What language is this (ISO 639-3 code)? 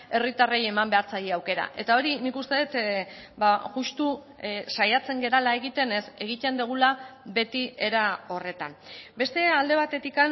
eus